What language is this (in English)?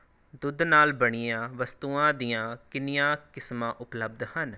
Punjabi